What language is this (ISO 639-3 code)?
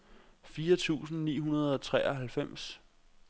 dan